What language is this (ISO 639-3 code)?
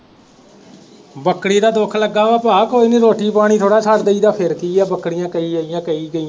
pan